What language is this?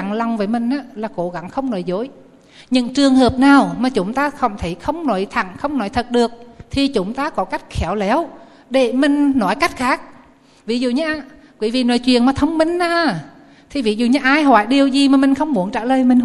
Vietnamese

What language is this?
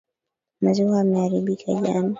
Swahili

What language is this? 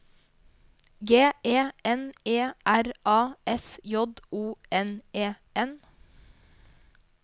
Norwegian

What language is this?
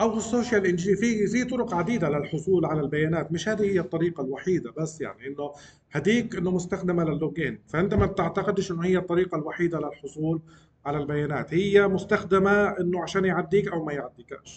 Arabic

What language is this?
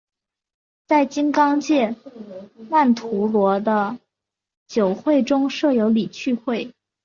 Chinese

